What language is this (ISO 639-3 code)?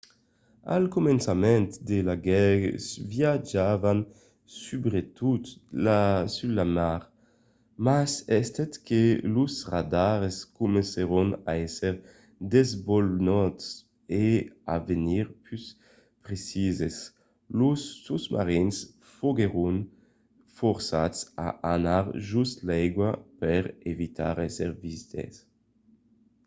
oci